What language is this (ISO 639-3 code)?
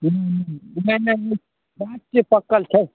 mai